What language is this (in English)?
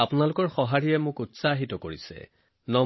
Assamese